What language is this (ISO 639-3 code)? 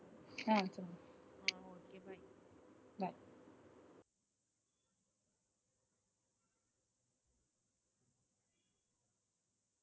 tam